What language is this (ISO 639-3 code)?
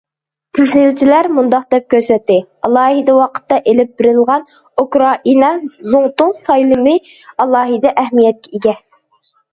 uig